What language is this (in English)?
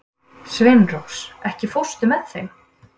Icelandic